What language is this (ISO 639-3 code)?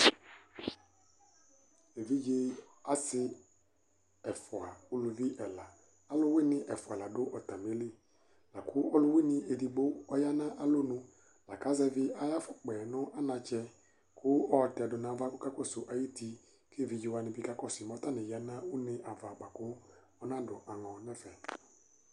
kpo